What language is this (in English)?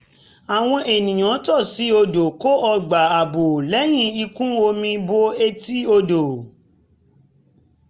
Yoruba